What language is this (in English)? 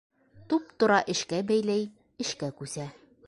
Bashkir